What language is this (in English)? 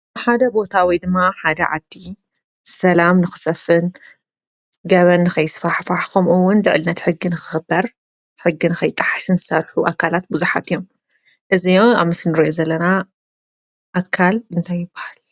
Tigrinya